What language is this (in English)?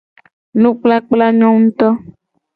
Gen